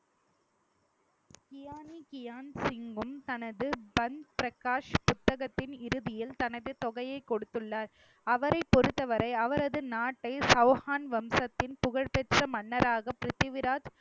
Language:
Tamil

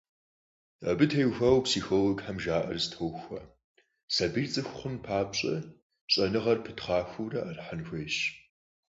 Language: Kabardian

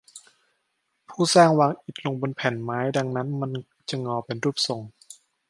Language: Thai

